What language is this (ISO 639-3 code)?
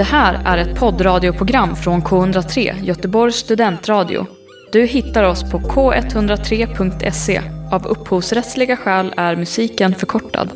swe